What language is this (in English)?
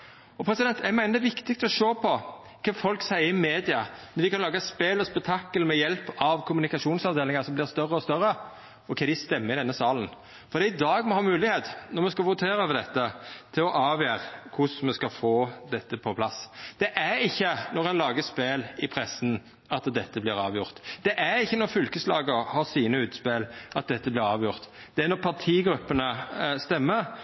Norwegian Nynorsk